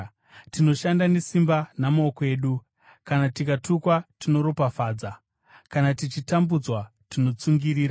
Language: Shona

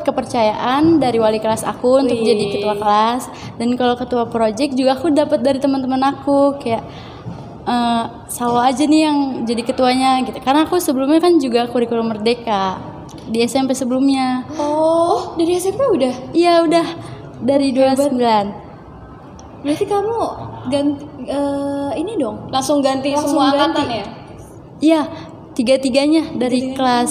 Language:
Indonesian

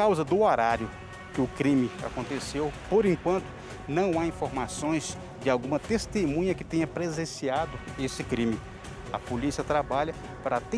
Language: Portuguese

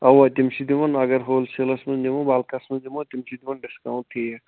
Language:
Kashmiri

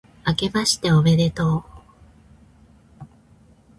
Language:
Japanese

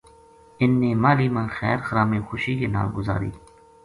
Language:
Gujari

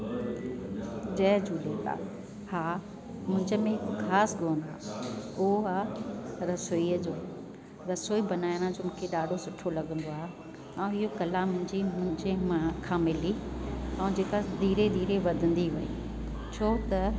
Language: Sindhi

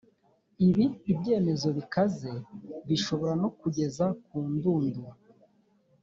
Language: Kinyarwanda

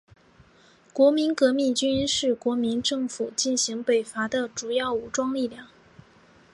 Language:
Chinese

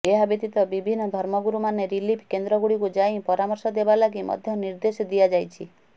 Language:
Odia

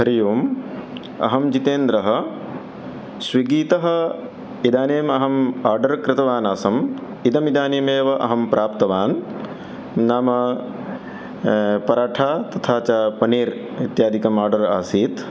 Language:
Sanskrit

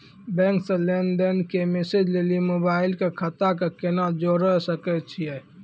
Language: Maithili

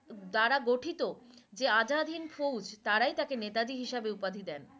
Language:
Bangla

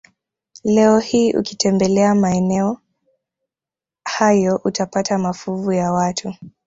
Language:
Swahili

